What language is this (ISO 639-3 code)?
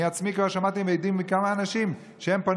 heb